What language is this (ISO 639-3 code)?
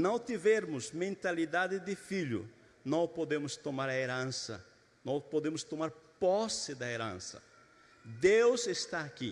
por